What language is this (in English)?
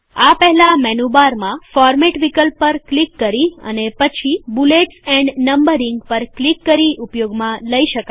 Gujarati